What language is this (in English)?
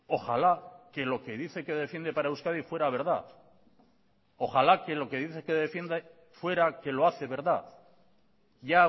Spanish